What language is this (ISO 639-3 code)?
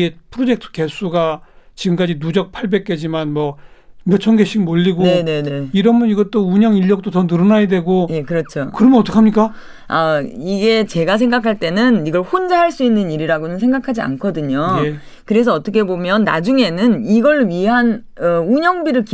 kor